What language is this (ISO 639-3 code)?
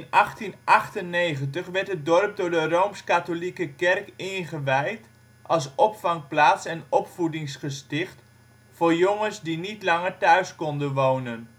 nld